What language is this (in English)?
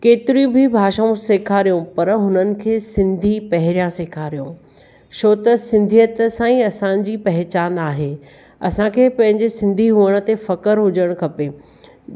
Sindhi